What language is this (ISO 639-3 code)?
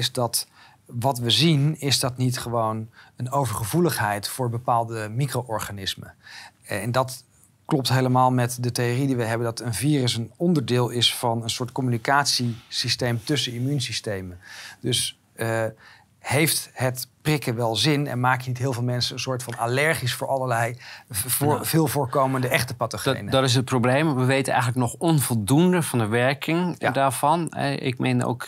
nld